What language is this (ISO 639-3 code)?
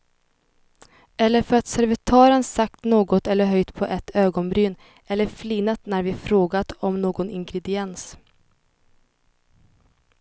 swe